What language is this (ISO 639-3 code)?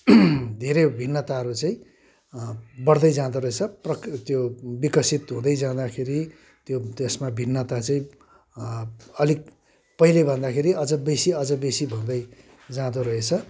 nep